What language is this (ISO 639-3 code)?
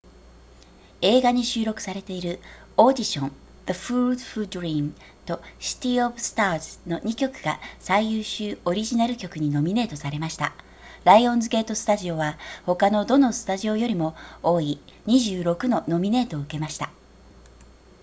jpn